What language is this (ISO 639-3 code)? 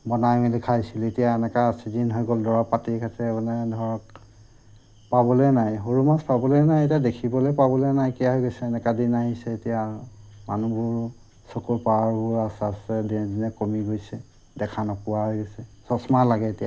asm